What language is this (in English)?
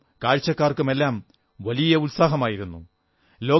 Malayalam